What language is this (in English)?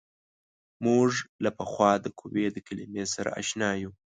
Pashto